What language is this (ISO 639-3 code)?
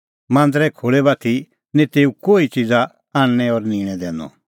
kfx